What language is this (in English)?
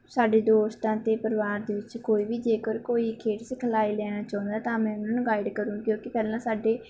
Punjabi